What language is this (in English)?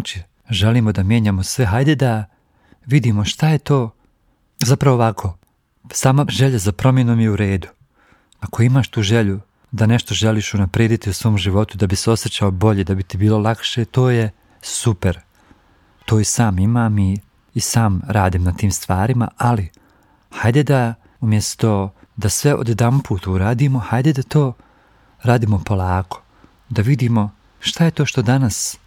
Croatian